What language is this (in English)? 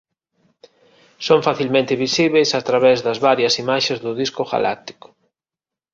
Galician